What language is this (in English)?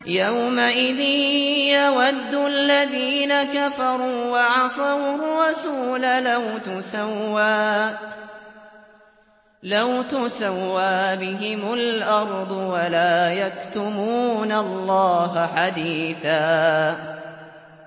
Arabic